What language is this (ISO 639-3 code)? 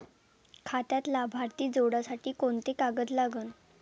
mar